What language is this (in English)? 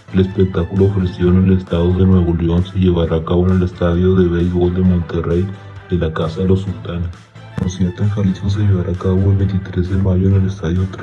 Spanish